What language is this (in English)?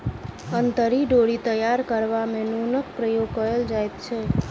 Maithili